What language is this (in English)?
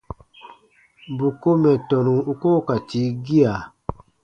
Baatonum